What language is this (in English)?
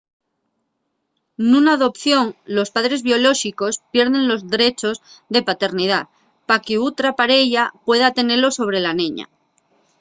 Asturian